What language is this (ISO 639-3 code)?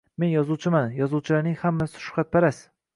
uzb